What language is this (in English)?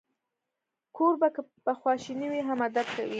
Pashto